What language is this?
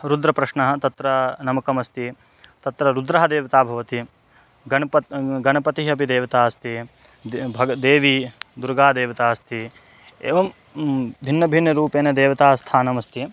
Sanskrit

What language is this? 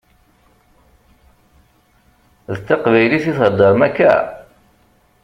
Kabyle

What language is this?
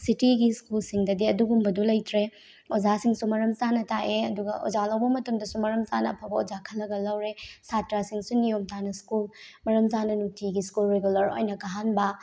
Manipuri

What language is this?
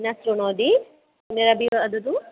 Sanskrit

